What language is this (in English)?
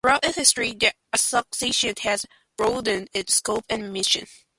English